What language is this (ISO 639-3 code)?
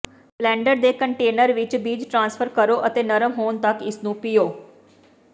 pan